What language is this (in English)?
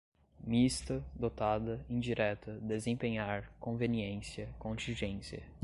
Portuguese